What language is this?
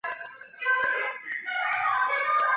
Chinese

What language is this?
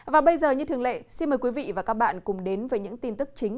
Vietnamese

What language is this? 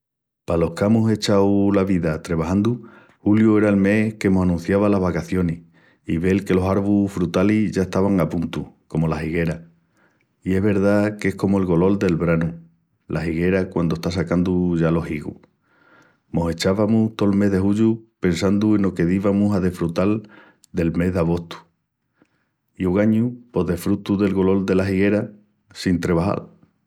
Extremaduran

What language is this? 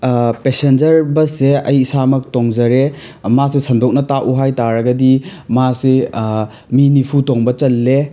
Manipuri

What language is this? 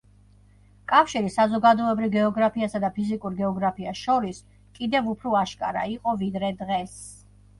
Georgian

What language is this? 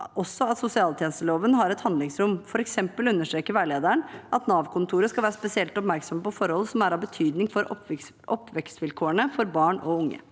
Norwegian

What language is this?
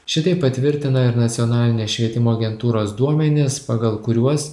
Lithuanian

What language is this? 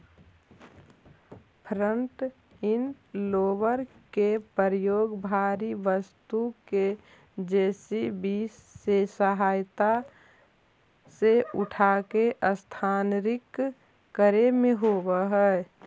Magahi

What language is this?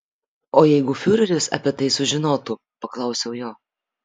Lithuanian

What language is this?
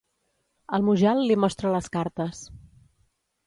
Catalan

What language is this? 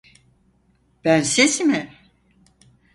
Turkish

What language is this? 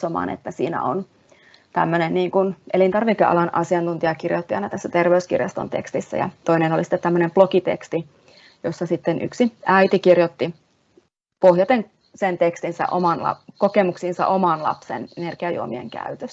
Finnish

